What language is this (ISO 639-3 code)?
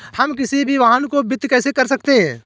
hin